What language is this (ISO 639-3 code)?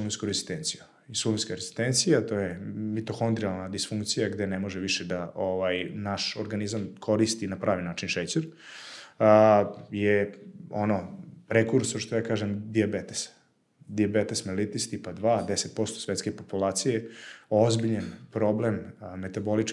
hrv